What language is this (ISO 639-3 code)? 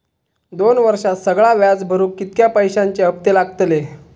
mar